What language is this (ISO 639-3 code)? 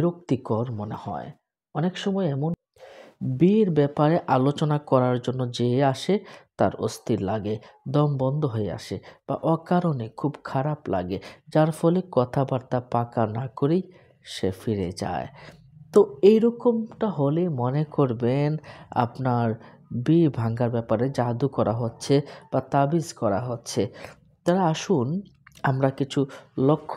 ben